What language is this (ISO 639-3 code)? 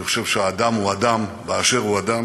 heb